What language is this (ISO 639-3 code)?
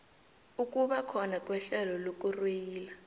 nbl